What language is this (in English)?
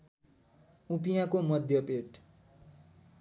Nepali